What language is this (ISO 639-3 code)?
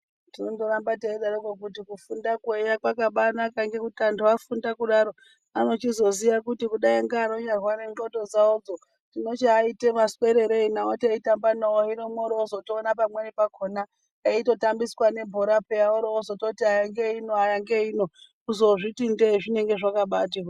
ndc